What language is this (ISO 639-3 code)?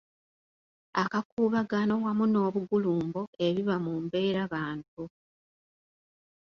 lug